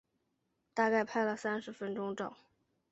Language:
Chinese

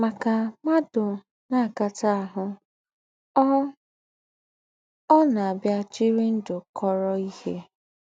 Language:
Igbo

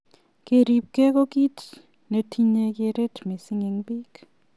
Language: Kalenjin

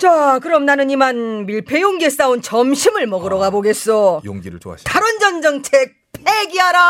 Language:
Korean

